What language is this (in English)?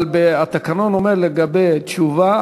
Hebrew